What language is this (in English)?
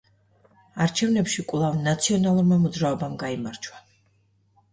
Georgian